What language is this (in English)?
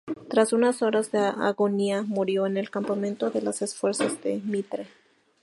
Spanish